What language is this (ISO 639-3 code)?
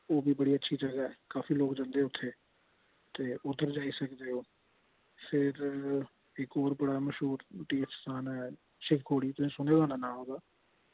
doi